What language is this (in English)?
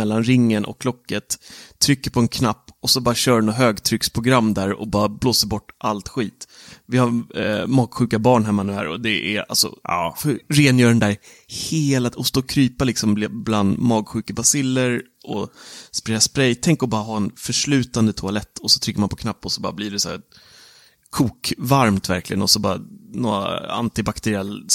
Swedish